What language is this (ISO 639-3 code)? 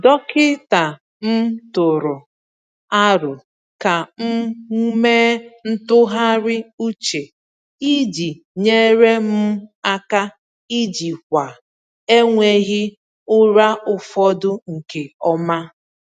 ibo